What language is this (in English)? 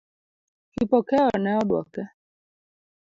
Luo (Kenya and Tanzania)